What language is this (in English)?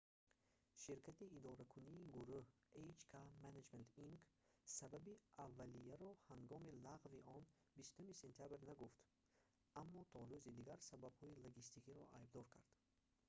Tajik